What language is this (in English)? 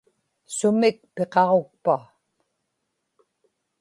Inupiaq